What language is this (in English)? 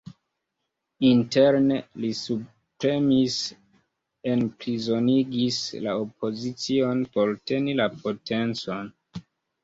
Esperanto